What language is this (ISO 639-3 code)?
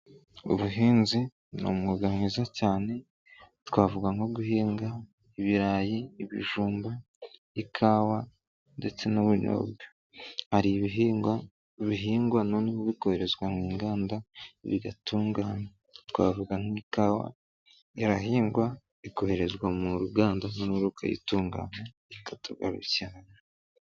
kin